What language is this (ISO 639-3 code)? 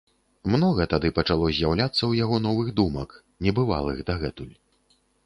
bel